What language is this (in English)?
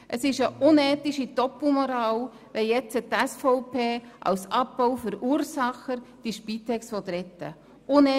Swiss German